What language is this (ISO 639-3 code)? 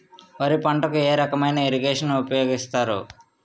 tel